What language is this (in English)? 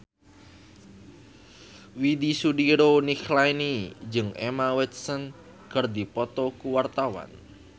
Sundanese